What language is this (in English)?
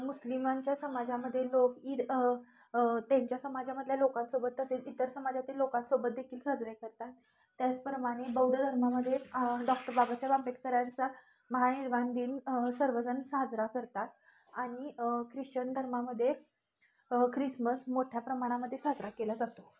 Marathi